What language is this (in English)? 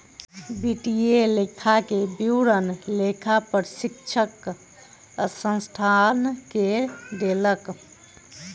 Maithili